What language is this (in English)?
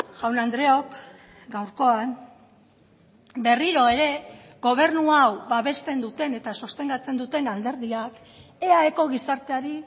Basque